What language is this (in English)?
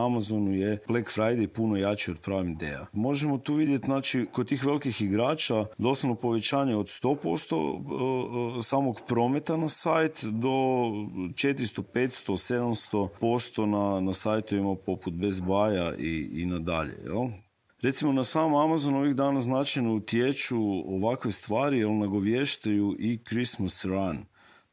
Croatian